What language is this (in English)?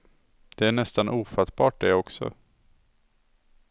Swedish